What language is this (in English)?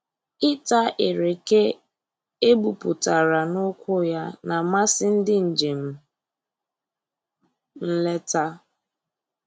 Igbo